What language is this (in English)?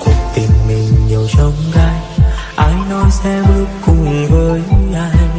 Vietnamese